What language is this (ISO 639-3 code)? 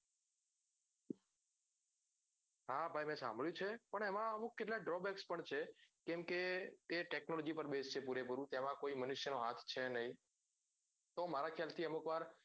guj